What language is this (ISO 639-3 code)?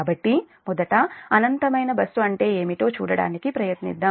tel